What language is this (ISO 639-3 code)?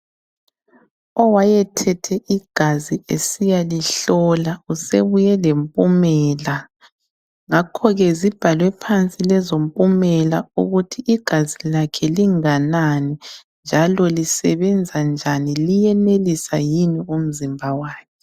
nde